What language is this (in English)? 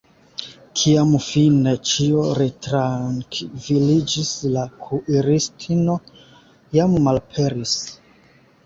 Esperanto